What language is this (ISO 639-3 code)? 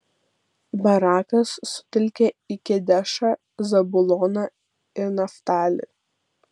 lit